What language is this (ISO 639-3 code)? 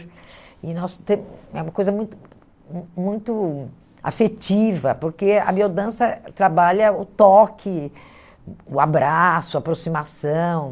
por